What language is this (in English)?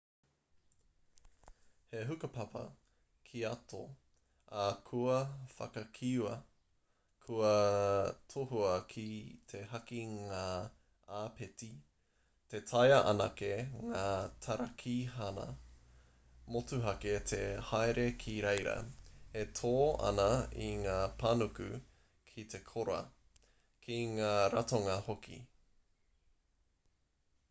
Māori